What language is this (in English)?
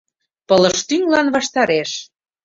Mari